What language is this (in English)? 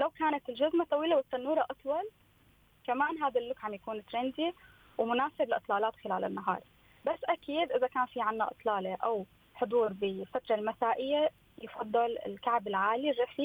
Arabic